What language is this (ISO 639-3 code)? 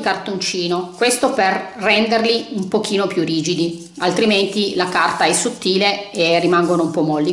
ita